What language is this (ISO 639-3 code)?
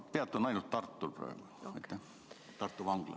est